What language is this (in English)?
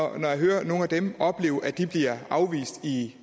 Danish